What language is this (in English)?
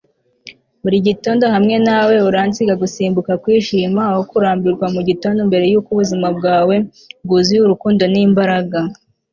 Kinyarwanda